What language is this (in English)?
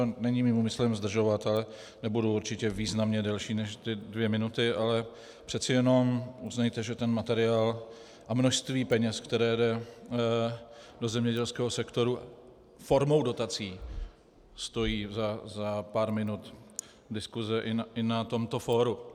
Czech